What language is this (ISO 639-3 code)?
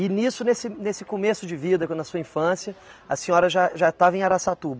por